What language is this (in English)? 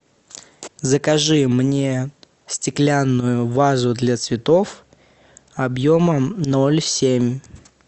Russian